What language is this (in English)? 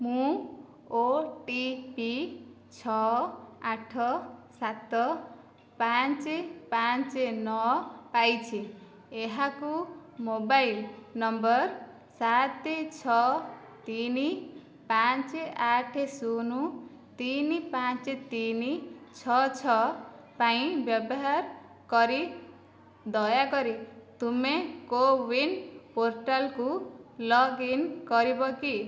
Odia